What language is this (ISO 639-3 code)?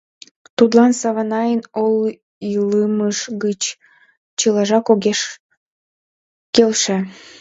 chm